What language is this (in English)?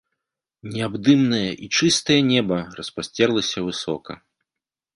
Belarusian